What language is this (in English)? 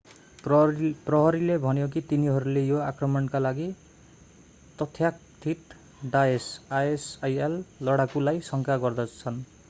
Nepali